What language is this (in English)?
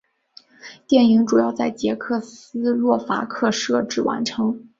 Chinese